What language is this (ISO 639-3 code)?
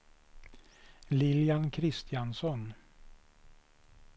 swe